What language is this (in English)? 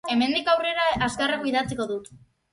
Basque